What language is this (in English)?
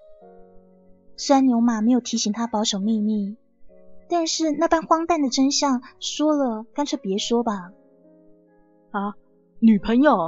Chinese